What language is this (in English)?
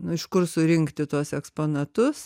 Lithuanian